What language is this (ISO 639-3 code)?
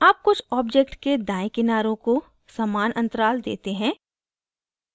hin